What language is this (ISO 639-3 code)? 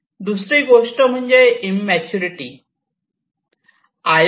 mar